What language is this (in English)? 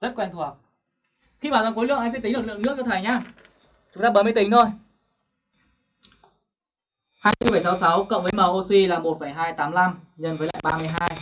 Vietnamese